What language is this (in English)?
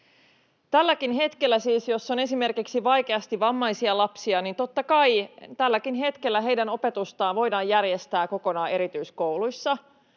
Finnish